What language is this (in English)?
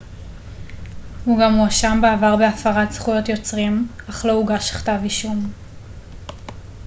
Hebrew